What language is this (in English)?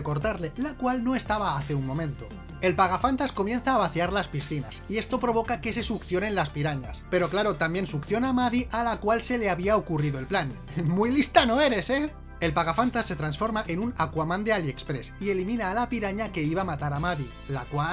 Spanish